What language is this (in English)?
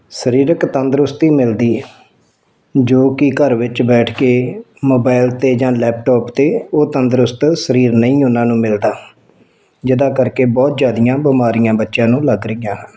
Punjabi